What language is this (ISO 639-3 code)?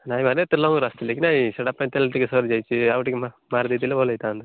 ori